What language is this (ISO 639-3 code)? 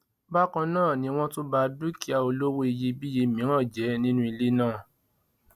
yor